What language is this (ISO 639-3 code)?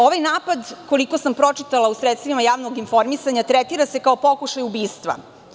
srp